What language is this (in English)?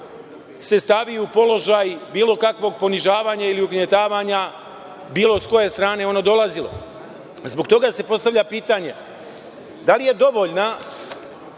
Serbian